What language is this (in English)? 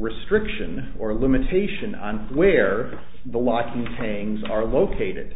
English